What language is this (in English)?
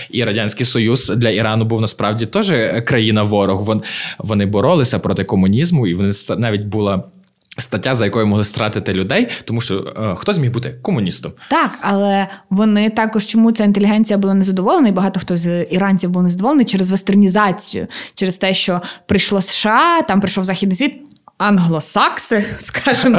Ukrainian